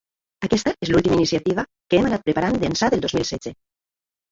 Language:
Catalan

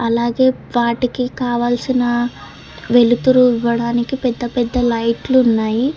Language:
Telugu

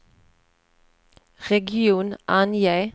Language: Swedish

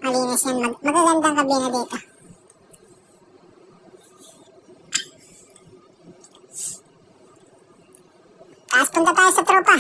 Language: Filipino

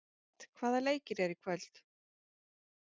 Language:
Icelandic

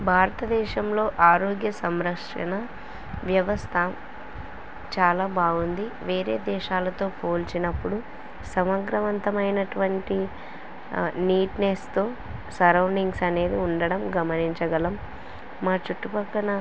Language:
Telugu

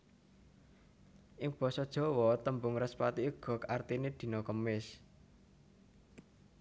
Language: Javanese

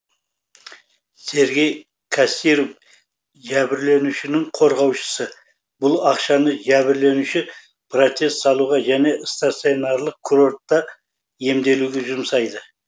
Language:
Kazakh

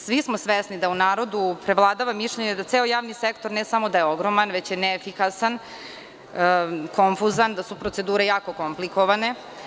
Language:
Serbian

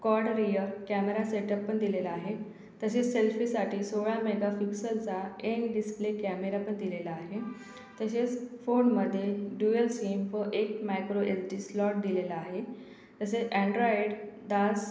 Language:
Marathi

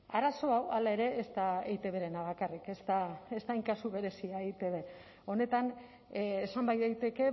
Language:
Basque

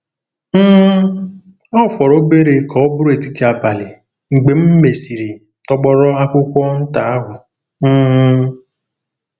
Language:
Igbo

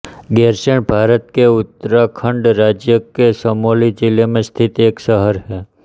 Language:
Hindi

